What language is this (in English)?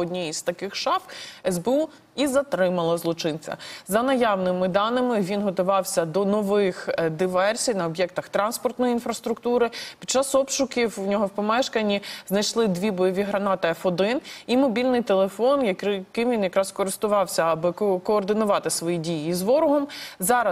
Ukrainian